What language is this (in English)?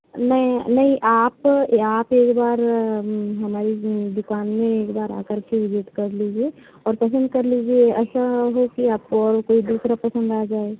Hindi